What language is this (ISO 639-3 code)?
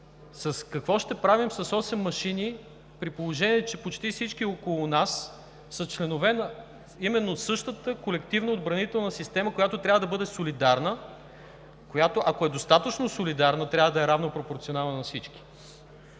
bul